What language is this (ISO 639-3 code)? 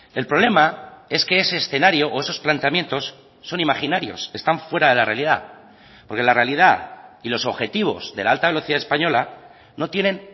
spa